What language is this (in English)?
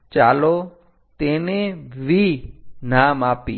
Gujarati